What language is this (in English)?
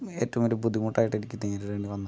Malayalam